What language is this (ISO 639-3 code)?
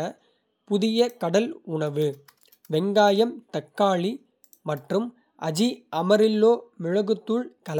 kfe